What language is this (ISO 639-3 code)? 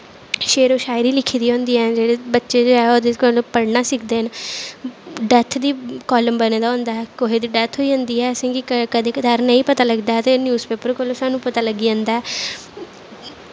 doi